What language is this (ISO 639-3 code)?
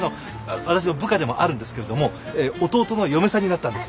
jpn